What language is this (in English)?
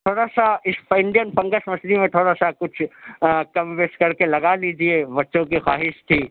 Urdu